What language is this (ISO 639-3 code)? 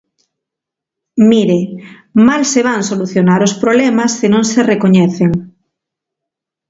glg